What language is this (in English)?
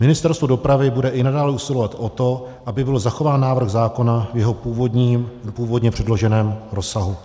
Czech